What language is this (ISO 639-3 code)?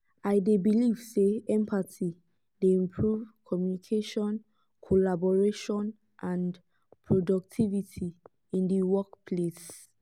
pcm